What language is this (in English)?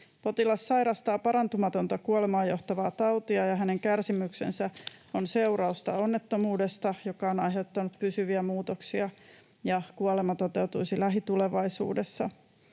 Finnish